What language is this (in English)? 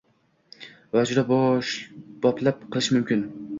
Uzbek